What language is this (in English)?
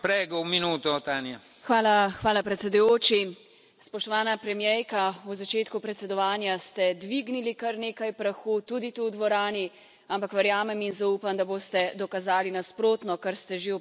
Slovenian